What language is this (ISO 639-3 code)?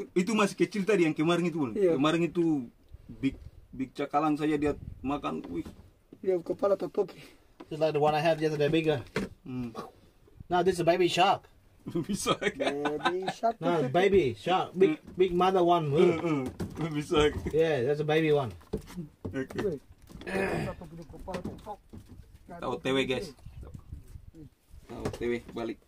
ind